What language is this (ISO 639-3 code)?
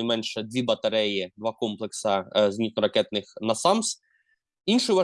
ukr